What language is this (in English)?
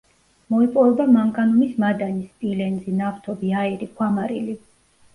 Georgian